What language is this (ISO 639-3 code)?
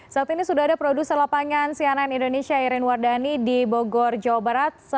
ind